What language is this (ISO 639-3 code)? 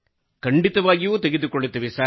kan